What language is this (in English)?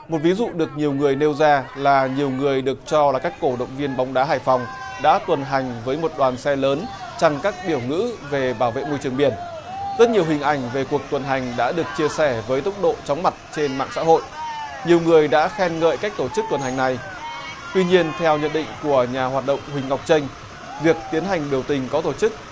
Vietnamese